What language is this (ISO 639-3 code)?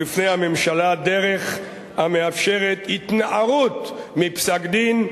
heb